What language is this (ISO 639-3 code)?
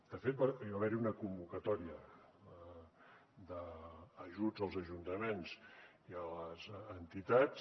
cat